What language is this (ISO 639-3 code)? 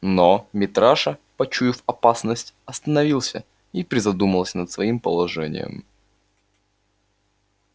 rus